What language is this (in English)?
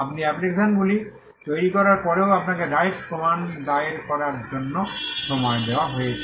Bangla